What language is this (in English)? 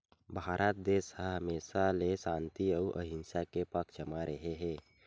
Chhattisgarhi